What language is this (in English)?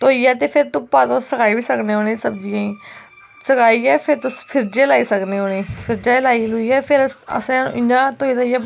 Dogri